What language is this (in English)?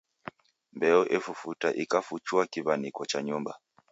Taita